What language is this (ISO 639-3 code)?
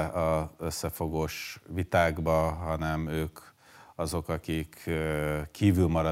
hun